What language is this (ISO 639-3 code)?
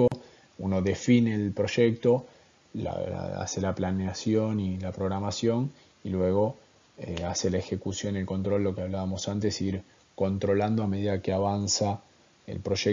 spa